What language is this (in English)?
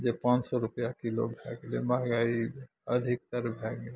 Maithili